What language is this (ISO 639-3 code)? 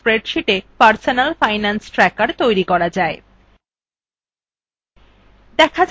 ben